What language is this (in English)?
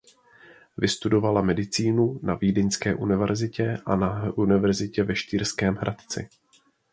Czech